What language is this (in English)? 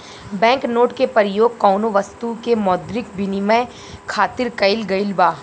Bhojpuri